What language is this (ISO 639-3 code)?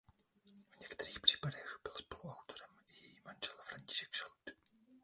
ces